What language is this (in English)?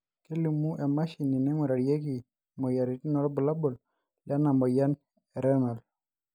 Masai